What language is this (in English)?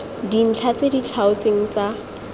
Tswana